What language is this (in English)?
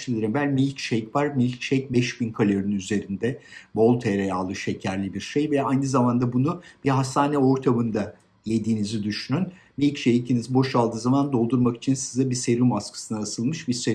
Turkish